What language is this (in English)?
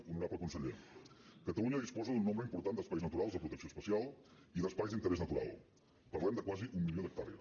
Catalan